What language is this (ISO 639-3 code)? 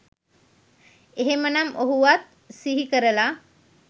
sin